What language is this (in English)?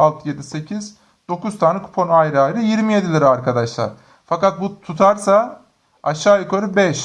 Turkish